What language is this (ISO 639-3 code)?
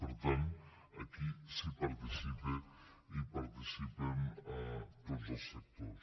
cat